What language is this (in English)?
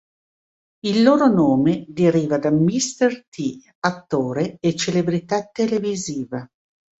Italian